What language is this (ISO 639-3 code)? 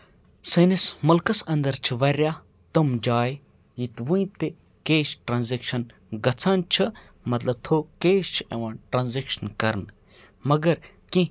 kas